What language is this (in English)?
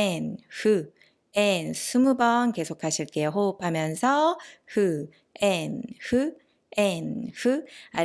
Korean